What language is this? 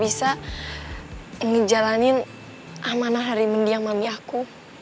Indonesian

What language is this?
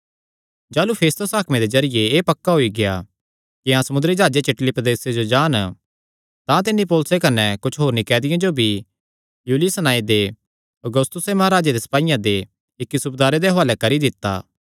Kangri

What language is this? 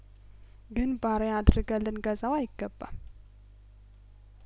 Amharic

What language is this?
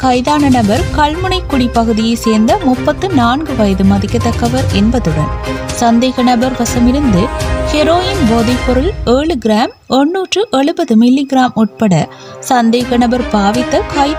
Hindi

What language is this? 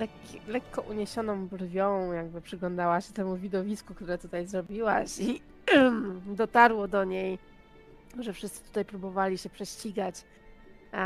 Polish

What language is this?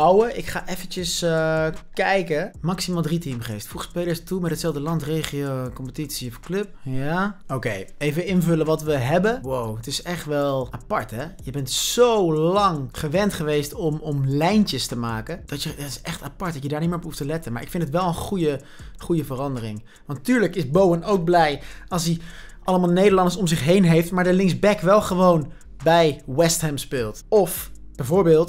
Dutch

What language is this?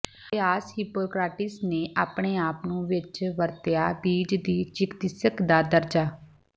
Punjabi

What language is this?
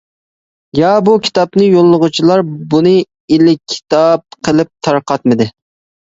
Uyghur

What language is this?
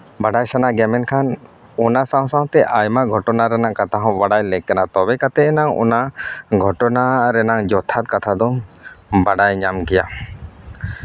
Santali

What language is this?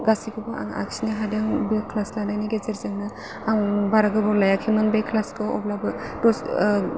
Bodo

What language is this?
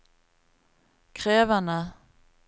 Norwegian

